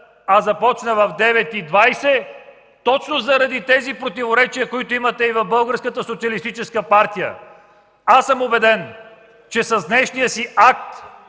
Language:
Bulgarian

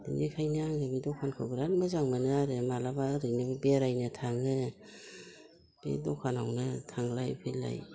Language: Bodo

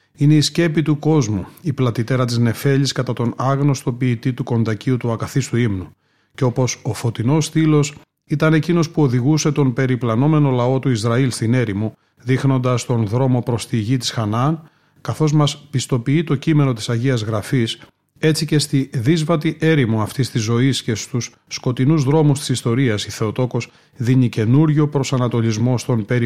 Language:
Greek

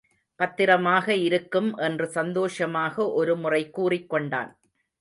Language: Tamil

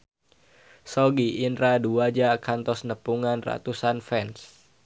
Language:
Sundanese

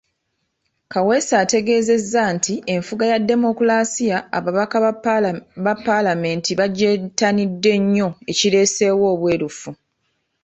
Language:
Ganda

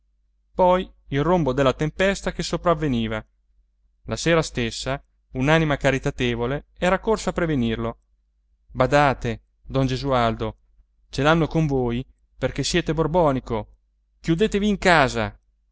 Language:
Italian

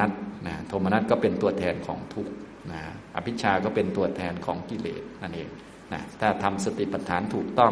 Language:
Thai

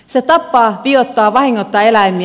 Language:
Finnish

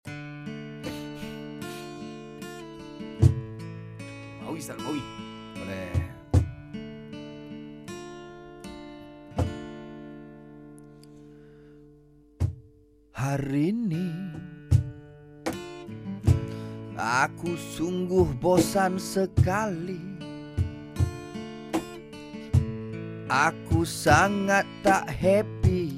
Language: Malay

